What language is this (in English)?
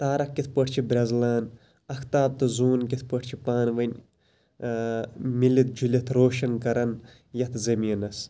Kashmiri